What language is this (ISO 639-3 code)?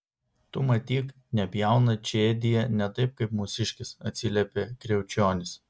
lit